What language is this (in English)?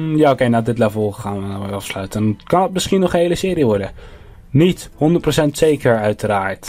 Dutch